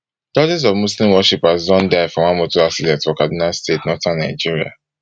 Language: Nigerian Pidgin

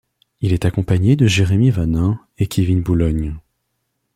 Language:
French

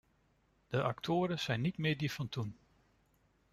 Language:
Dutch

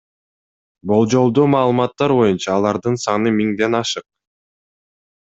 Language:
Kyrgyz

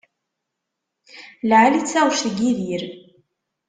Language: Kabyle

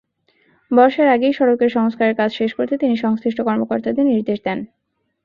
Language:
Bangla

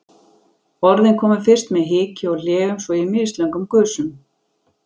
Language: Icelandic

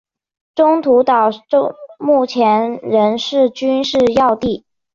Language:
Chinese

